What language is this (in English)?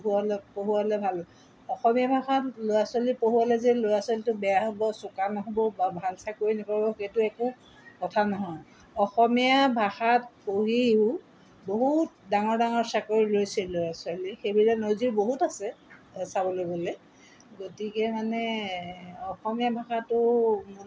Assamese